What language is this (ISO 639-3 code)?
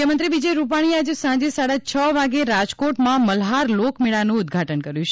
guj